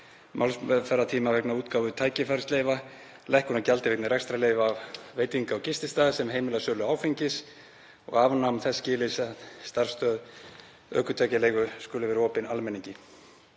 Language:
Icelandic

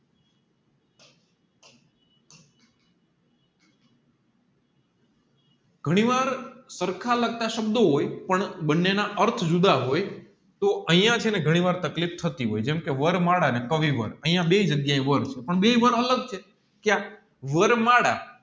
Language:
Gujarati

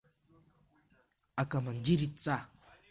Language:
Abkhazian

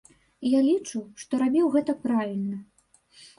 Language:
Belarusian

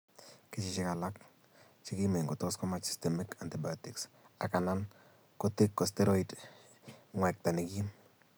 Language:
Kalenjin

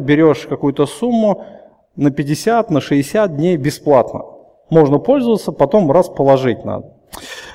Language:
Russian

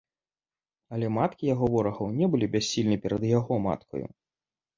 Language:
Belarusian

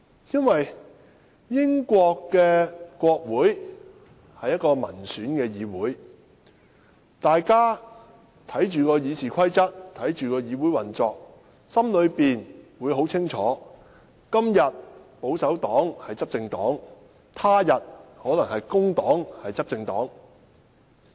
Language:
Cantonese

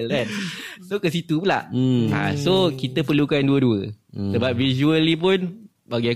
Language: Malay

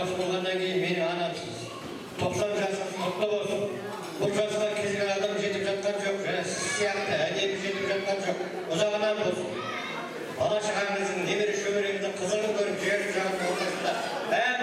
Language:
Turkish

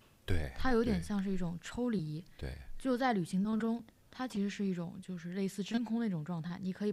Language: Chinese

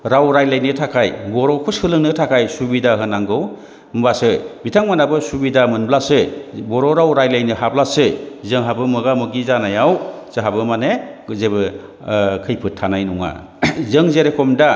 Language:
Bodo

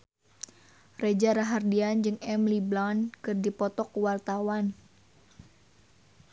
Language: Sundanese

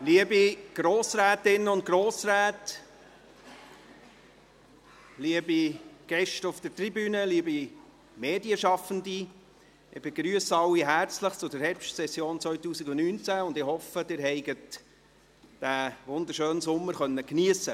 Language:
Swiss German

